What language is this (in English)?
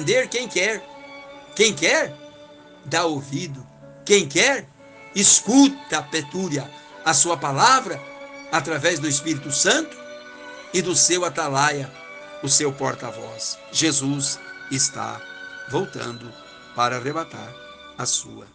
Portuguese